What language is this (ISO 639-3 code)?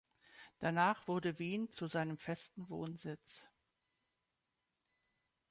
deu